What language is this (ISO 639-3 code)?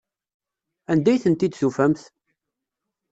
kab